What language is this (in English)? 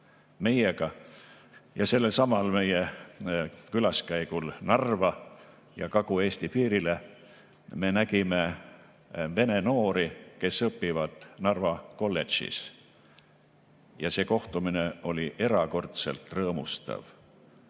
Estonian